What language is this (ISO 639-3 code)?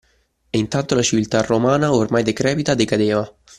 ita